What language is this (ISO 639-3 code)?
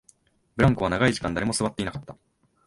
jpn